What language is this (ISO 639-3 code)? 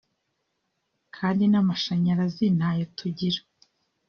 kin